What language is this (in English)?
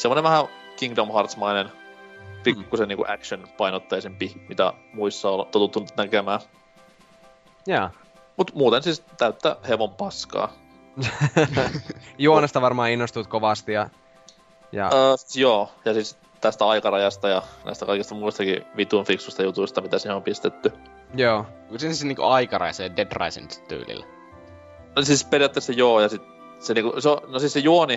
Finnish